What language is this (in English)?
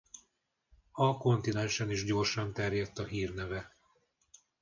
Hungarian